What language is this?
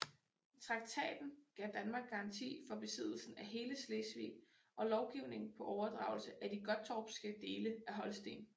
Danish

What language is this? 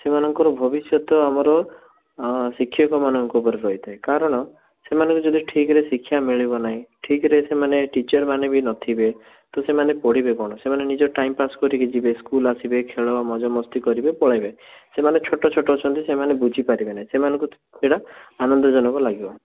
Odia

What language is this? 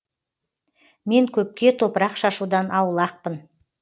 Kazakh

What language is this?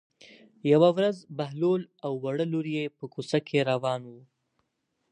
Pashto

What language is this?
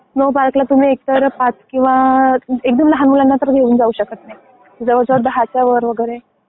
Marathi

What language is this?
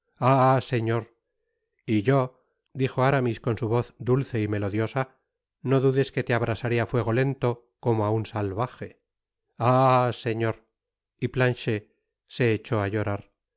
Spanish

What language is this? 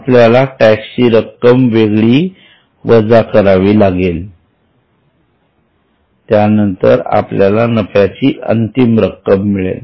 Marathi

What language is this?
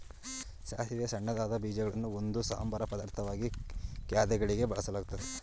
Kannada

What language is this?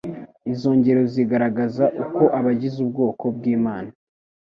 Kinyarwanda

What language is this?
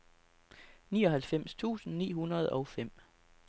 Danish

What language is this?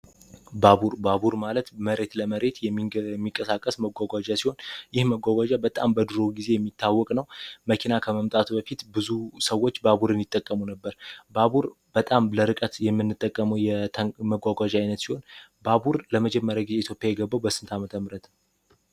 Amharic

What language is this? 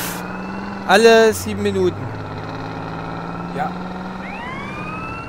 German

